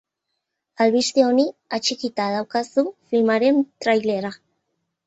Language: Basque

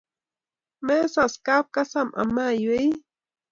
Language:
Kalenjin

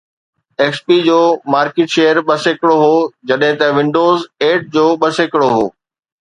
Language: Sindhi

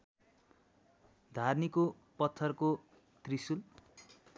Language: Nepali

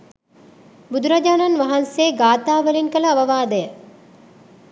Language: Sinhala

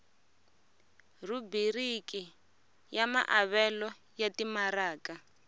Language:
Tsonga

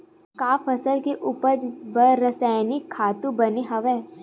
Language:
Chhattisgarhi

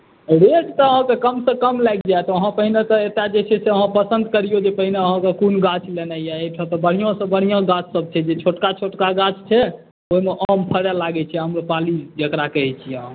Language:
Maithili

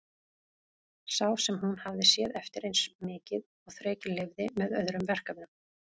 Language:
Icelandic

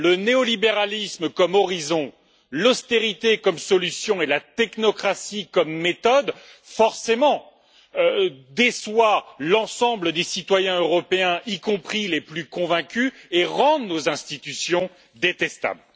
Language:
French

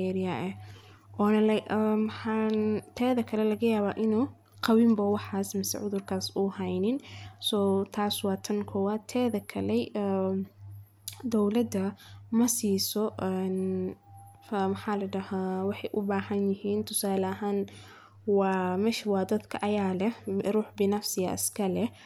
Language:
Somali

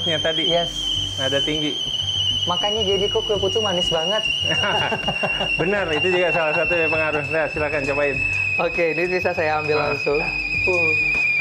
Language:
Indonesian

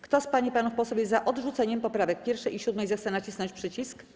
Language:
Polish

